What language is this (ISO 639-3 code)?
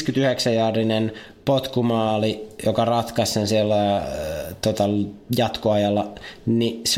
fin